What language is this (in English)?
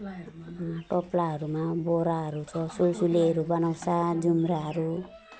Nepali